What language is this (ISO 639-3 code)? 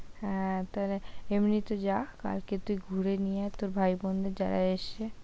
ben